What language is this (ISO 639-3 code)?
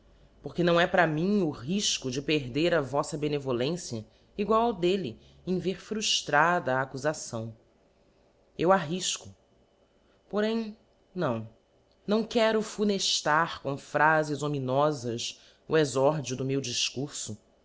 por